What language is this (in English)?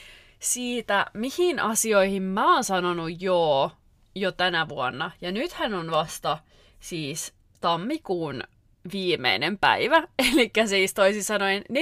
Finnish